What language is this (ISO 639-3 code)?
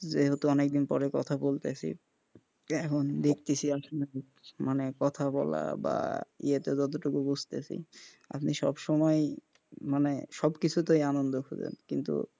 ben